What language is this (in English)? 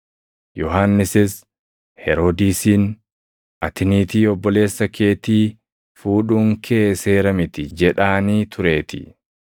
Oromo